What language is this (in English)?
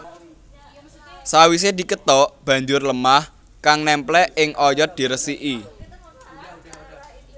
Javanese